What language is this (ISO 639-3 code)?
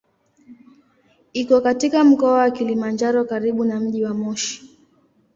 swa